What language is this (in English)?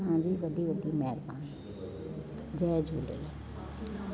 Sindhi